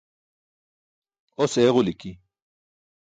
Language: Burushaski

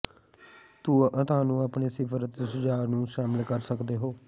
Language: Punjabi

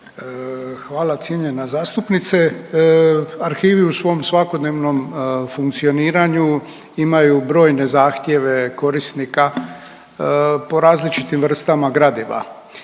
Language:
Croatian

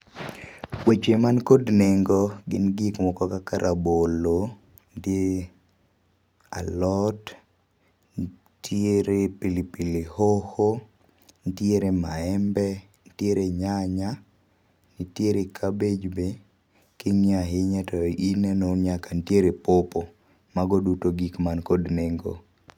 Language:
Luo (Kenya and Tanzania)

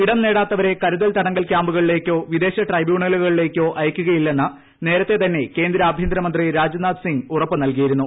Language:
Malayalam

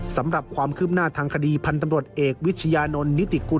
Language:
Thai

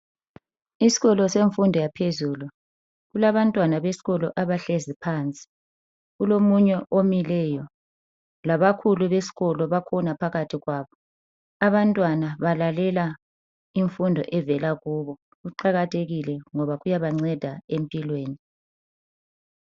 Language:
North Ndebele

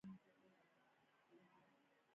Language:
Pashto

